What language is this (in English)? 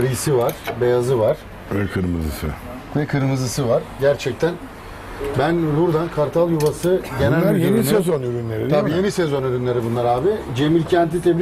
Turkish